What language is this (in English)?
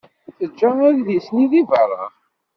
Kabyle